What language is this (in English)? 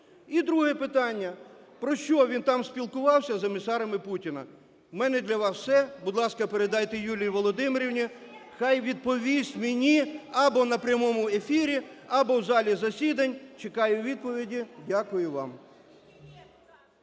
Ukrainian